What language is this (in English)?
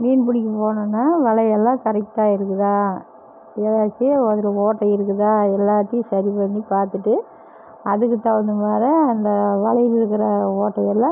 Tamil